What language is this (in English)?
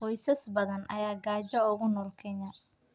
Somali